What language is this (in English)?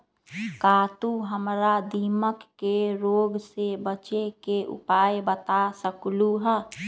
Magahi